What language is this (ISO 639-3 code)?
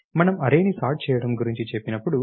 tel